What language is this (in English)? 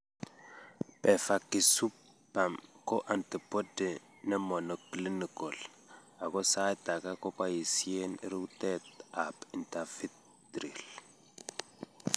Kalenjin